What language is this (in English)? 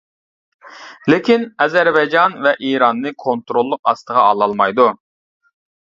Uyghur